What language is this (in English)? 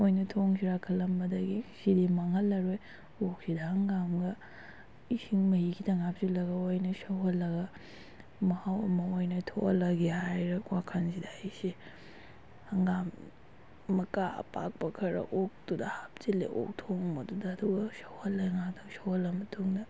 Manipuri